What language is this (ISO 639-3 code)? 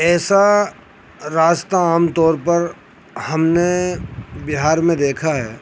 urd